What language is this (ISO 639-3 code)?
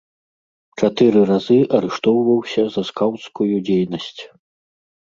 bel